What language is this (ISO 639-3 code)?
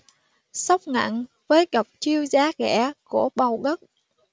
vie